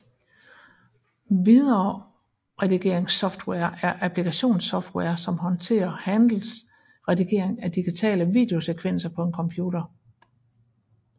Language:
Danish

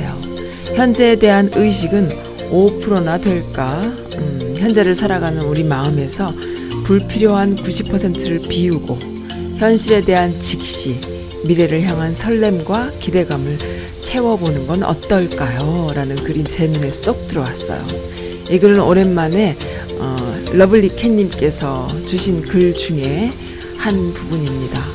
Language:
Korean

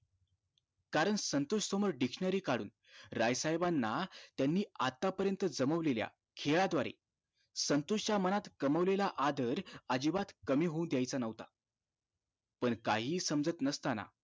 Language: Marathi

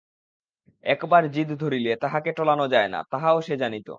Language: Bangla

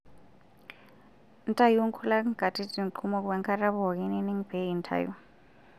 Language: Masai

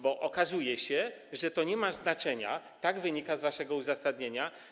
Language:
Polish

